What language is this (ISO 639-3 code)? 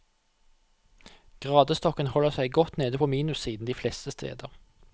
nor